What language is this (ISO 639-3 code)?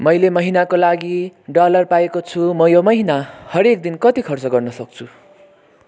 nep